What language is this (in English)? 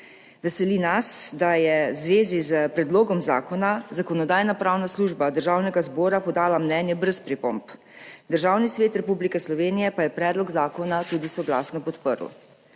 Slovenian